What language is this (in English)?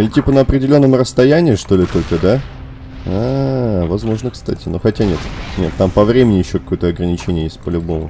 Russian